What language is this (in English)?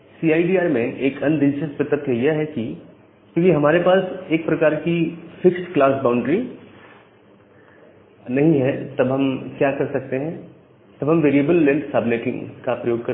Hindi